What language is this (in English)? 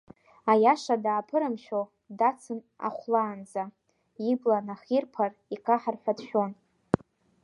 Abkhazian